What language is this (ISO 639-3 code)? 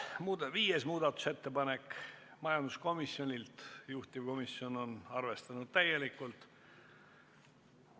est